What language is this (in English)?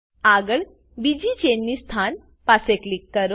Gujarati